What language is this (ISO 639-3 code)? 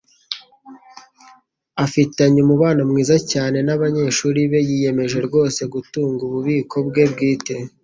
kin